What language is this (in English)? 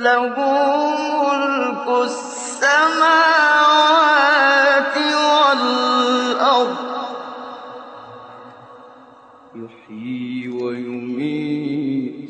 Arabic